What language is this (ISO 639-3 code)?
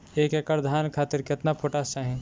bho